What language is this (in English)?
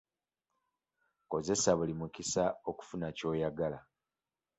Ganda